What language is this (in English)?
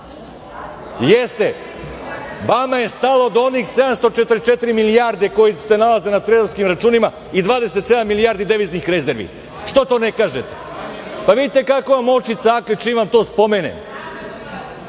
Serbian